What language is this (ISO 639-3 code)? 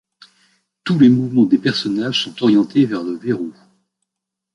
fra